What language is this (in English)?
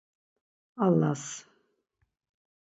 Laz